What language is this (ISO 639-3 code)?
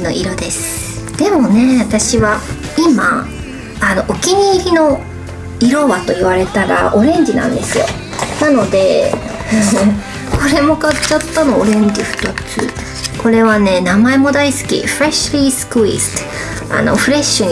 jpn